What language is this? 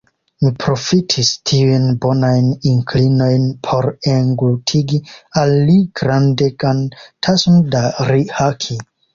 Esperanto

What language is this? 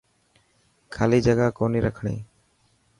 Dhatki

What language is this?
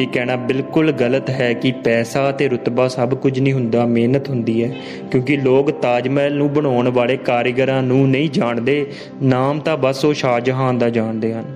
Punjabi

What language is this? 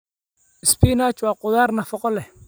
Somali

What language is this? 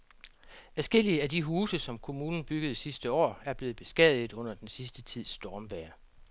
Danish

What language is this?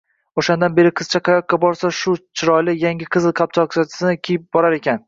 Uzbek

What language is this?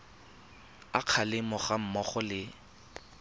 Tswana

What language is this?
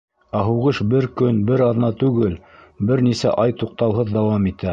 Bashkir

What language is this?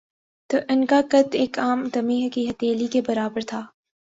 Urdu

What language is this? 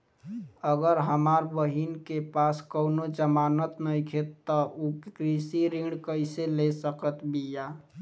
Bhojpuri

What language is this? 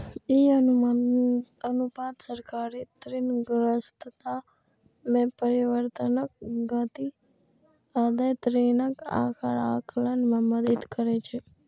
Maithili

